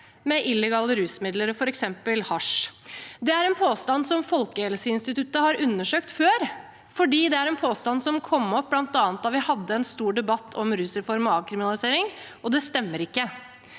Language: Norwegian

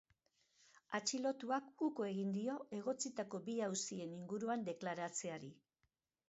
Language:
Basque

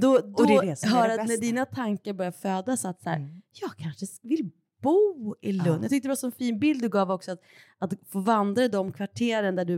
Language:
Swedish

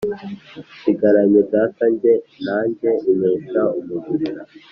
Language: Kinyarwanda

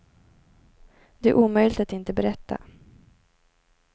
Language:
Swedish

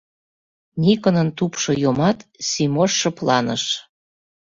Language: Mari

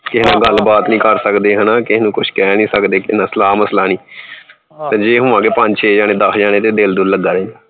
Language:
Punjabi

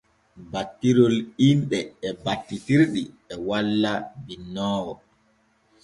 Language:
Borgu Fulfulde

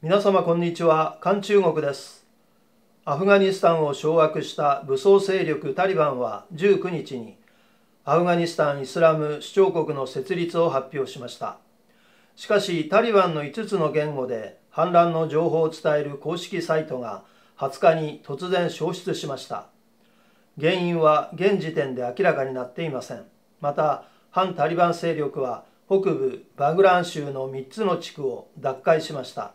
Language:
Japanese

